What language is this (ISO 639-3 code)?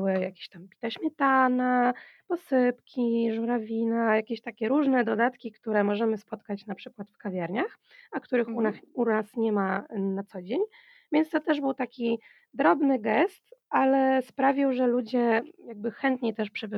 pol